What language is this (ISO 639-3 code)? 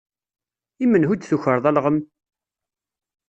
kab